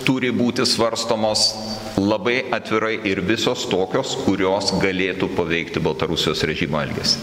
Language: Lithuanian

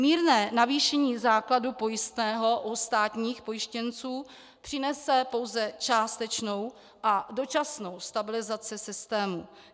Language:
Czech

